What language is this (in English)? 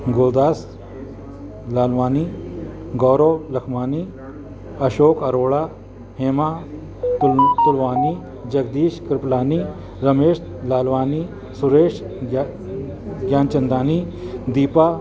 Sindhi